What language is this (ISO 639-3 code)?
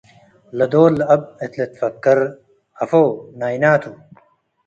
tig